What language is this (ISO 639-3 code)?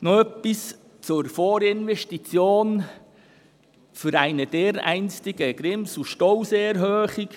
gsw